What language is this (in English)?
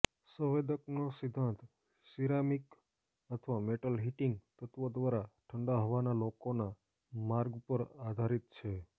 Gujarati